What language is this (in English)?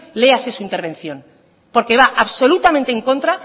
Spanish